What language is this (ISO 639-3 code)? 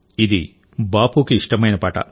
tel